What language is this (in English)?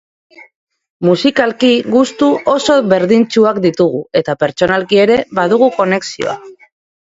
Basque